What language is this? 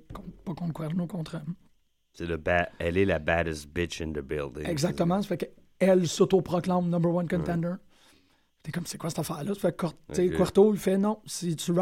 French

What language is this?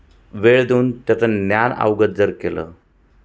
Marathi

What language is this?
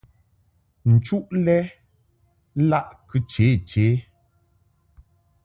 Mungaka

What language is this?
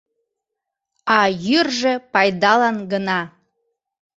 Mari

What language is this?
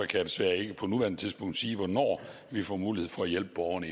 Danish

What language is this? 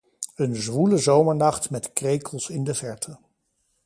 Dutch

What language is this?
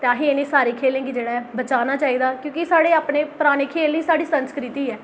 Dogri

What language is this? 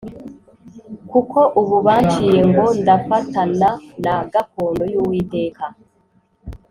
Kinyarwanda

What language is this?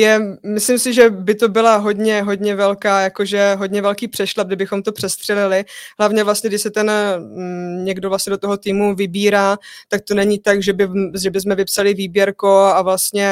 Czech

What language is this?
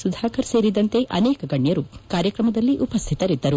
Kannada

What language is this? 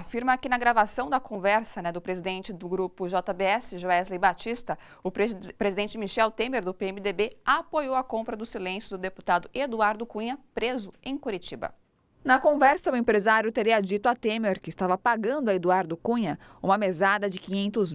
Portuguese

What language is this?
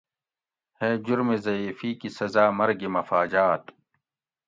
Gawri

